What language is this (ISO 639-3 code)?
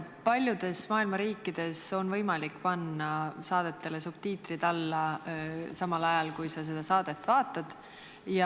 est